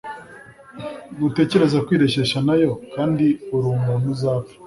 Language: Kinyarwanda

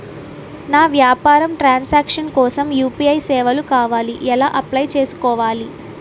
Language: Telugu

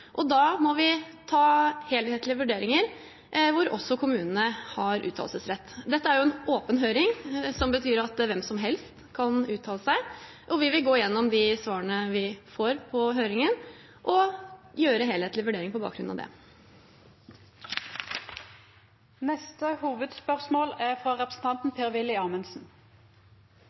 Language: Norwegian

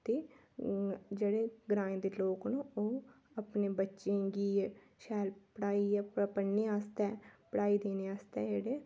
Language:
Dogri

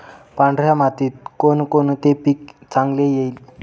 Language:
Marathi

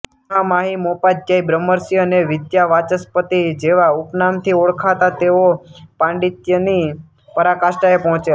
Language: Gujarati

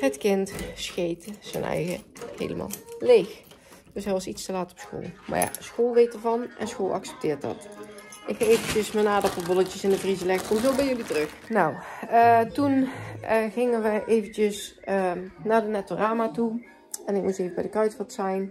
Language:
Dutch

